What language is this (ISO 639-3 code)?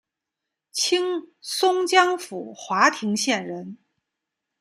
zho